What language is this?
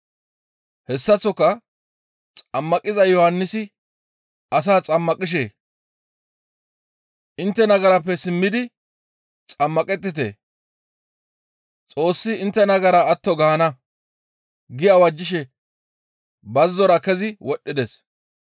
Gamo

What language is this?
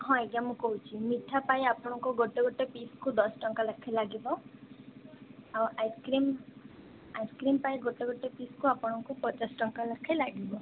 Odia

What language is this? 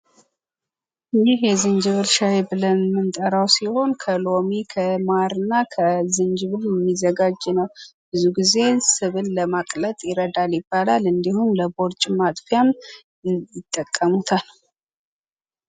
Amharic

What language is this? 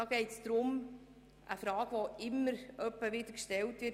Swiss German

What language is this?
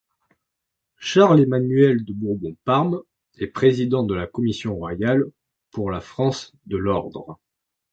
French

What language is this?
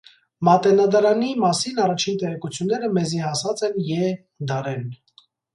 Armenian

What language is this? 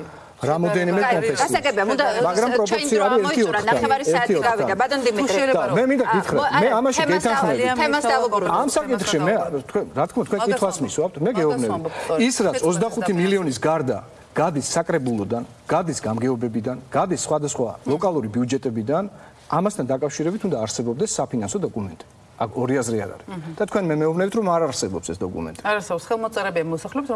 German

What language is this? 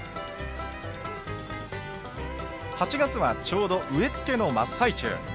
Japanese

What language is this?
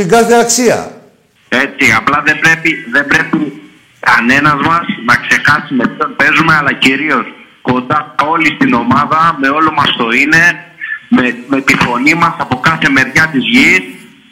Greek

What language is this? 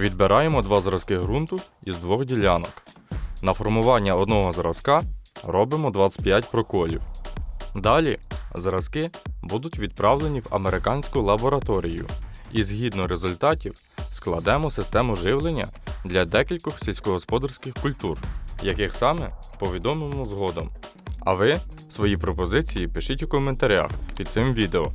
Ukrainian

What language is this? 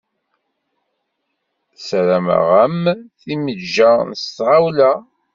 Kabyle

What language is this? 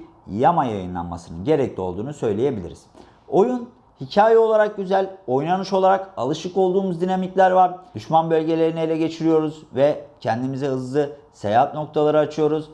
Turkish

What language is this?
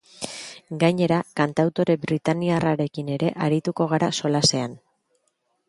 Basque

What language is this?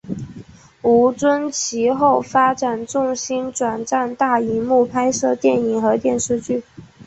Chinese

